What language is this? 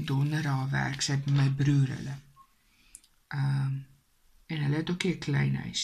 Dutch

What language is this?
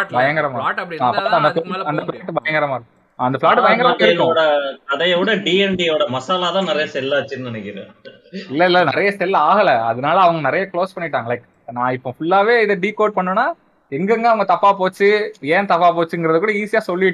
Tamil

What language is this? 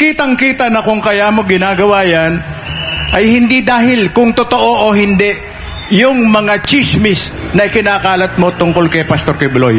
Filipino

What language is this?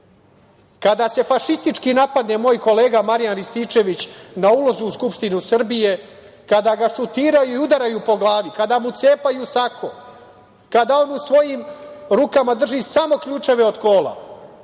Serbian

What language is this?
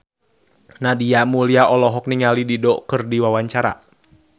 Sundanese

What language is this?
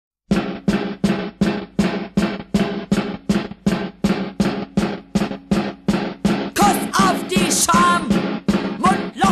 Arabic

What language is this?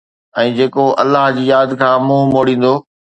Sindhi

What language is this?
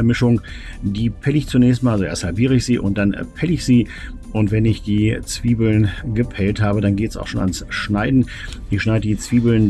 German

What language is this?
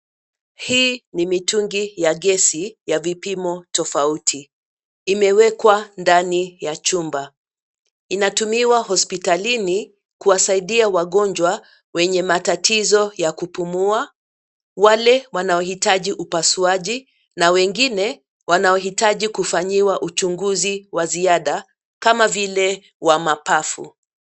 Swahili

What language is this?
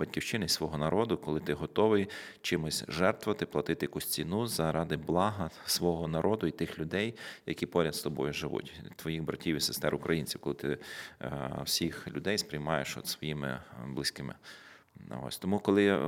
Ukrainian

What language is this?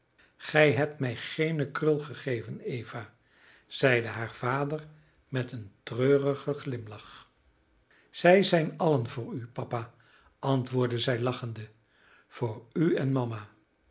Dutch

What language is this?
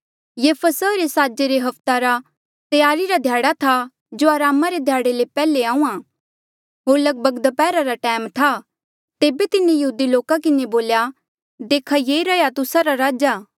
Mandeali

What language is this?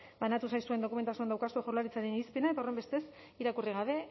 Basque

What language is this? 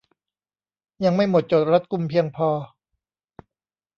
Thai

